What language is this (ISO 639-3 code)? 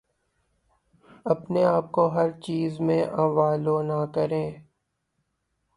urd